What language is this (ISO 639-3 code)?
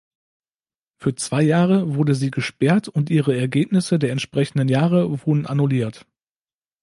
deu